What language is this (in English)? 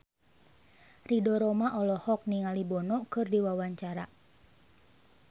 Sundanese